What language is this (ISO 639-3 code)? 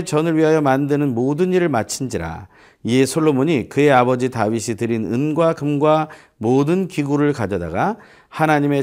kor